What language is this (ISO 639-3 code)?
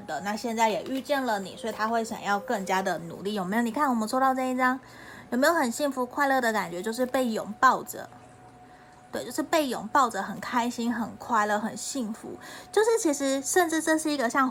zho